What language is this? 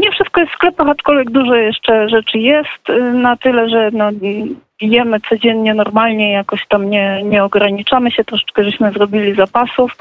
Polish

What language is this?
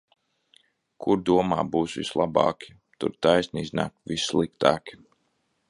Latvian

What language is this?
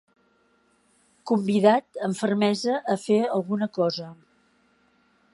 Catalan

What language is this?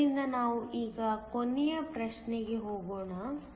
Kannada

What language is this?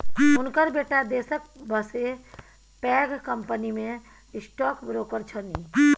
Maithili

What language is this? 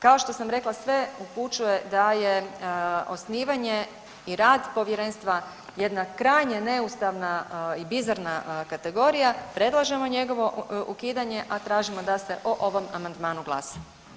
Croatian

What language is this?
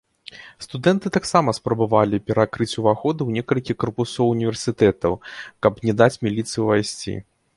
Belarusian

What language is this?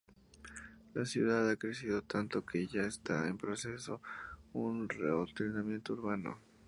Spanish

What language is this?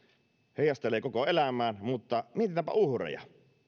Finnish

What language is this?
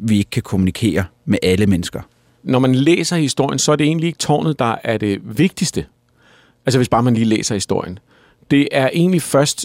Danish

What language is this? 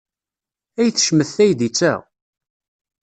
Kabyle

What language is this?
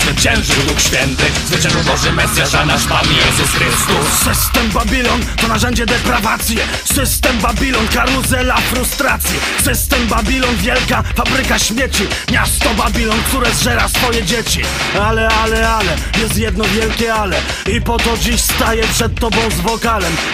Polish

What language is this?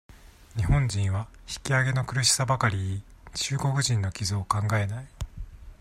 Japanese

